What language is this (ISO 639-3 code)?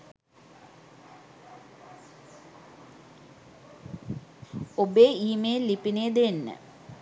sin